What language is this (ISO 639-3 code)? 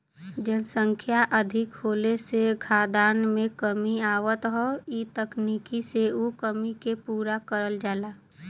bho